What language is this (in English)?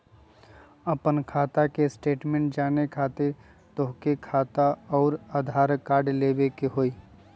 Magahi